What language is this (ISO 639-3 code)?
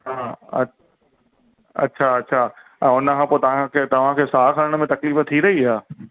snd